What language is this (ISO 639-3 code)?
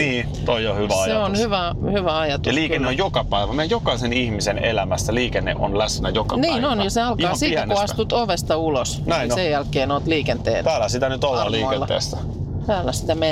fin